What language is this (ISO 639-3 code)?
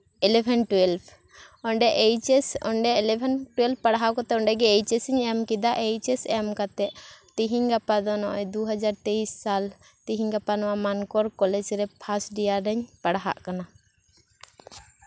sat